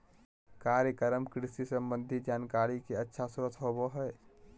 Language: Magahi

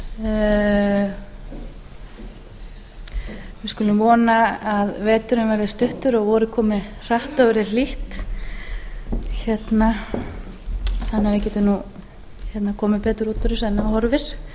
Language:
Icelandic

